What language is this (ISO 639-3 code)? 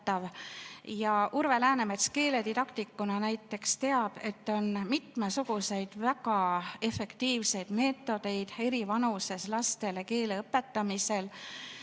est